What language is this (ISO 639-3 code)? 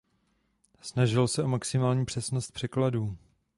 ces